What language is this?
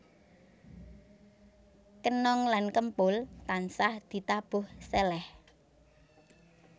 Javanese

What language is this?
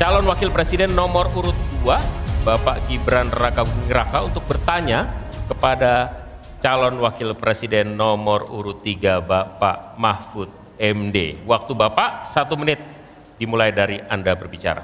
Indonesian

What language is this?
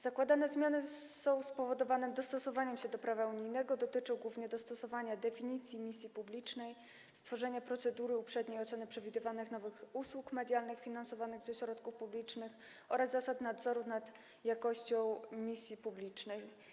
Polish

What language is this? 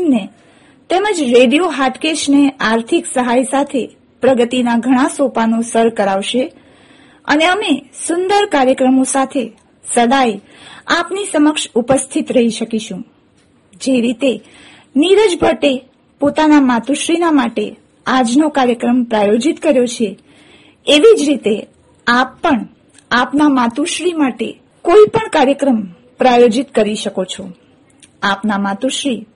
Gujarati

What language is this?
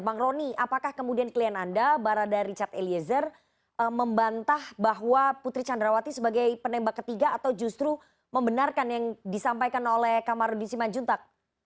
Indonesian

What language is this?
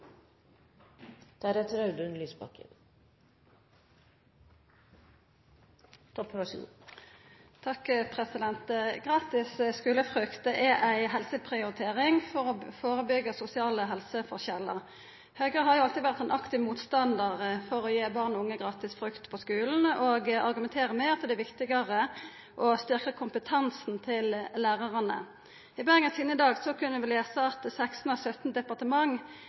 Norwegian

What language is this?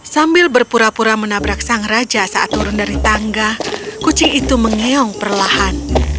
Indonesian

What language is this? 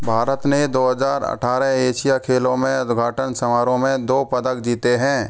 Hindi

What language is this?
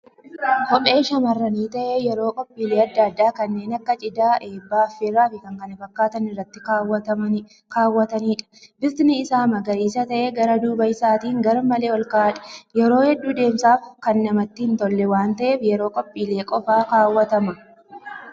Oromo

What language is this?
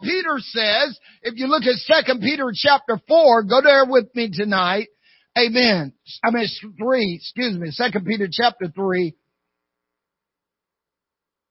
English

